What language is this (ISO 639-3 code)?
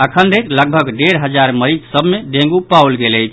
mai